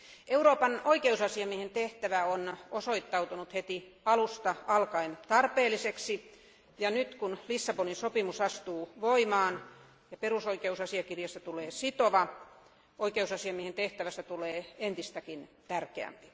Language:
Finnish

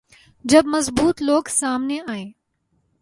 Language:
Urdu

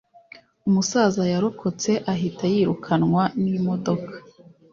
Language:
Kinyarwanda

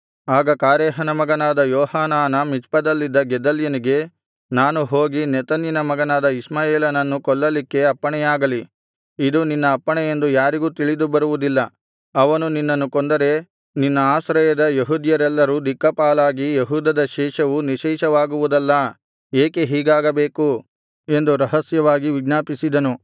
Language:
Kannada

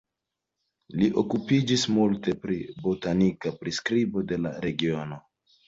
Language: Esperanto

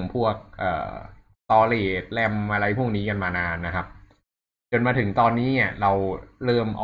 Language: Thai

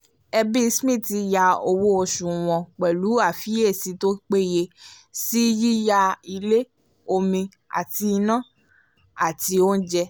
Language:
Yoruba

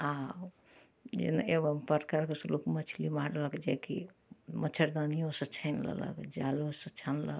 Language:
Maithili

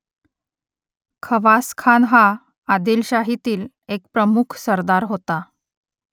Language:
Marathi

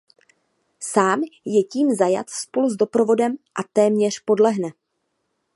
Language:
Czech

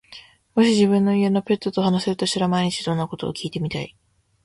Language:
Japanese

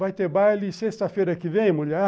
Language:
Portuguese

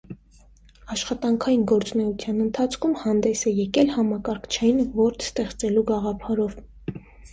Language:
Armenian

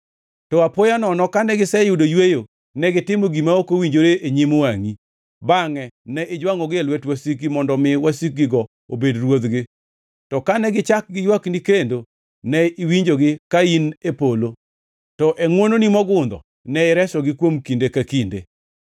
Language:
Luo (Kenya and Tanzania)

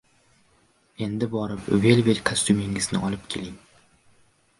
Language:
Uzbek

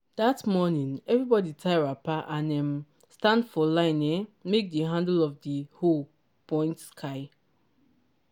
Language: Nigerian Pidgin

